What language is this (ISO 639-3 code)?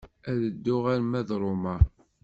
kab